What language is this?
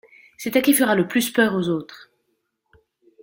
French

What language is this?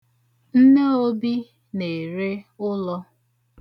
Igbo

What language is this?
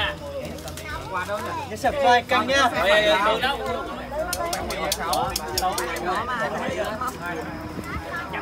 Vietnamese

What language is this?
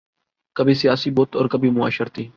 Urdu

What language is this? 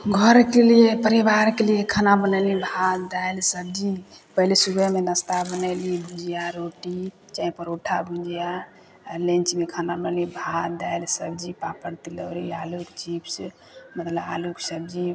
Maithili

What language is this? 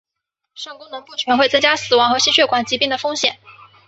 Chinese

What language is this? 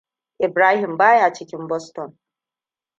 Hausa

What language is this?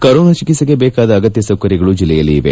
Kannada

